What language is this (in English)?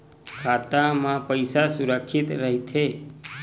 Chhattisgarhi